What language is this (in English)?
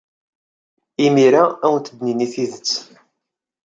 Kabyle